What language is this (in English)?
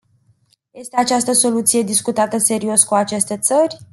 Romanian